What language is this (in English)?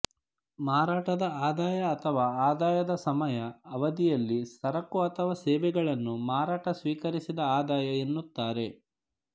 Kannada